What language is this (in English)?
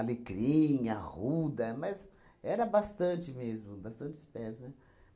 Portuguese